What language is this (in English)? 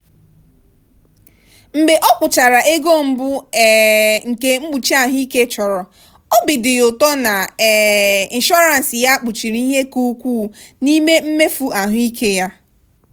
Igbo